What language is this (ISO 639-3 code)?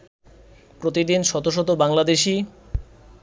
ben